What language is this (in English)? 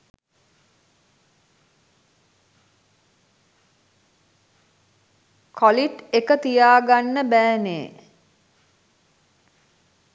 Sinhala